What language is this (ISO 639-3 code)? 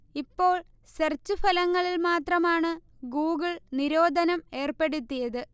mal